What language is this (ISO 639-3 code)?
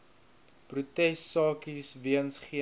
afr